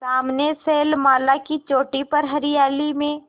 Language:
Hindi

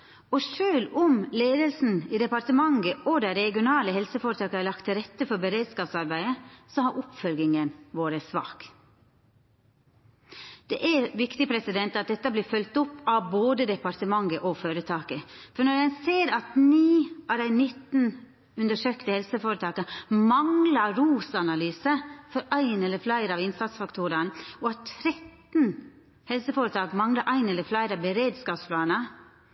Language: Norwegian Nynorsk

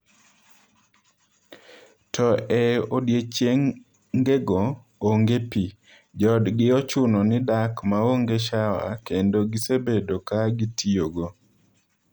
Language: Luo (Kenya and Tanzania)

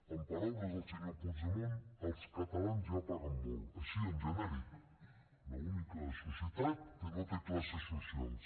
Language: Catalan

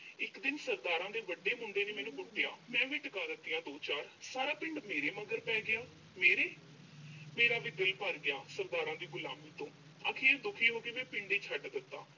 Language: Punjabi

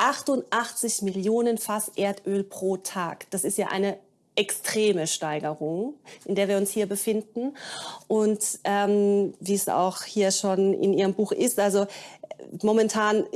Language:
German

